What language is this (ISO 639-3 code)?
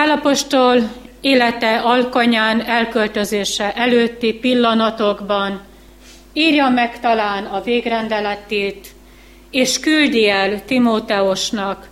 hun